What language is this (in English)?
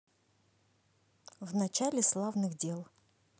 Russian